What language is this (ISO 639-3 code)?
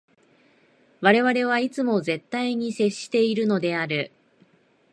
jpn